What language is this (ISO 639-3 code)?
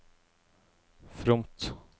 nor